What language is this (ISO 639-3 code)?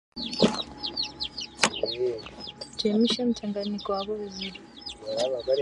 swa